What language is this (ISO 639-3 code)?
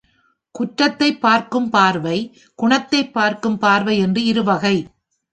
tam